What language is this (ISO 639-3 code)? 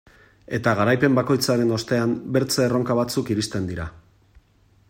eus